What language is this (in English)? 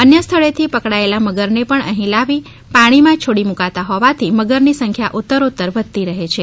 Gujarati